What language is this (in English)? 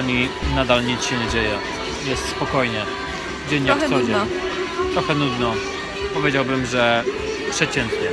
Polish